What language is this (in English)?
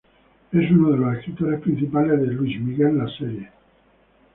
Spanish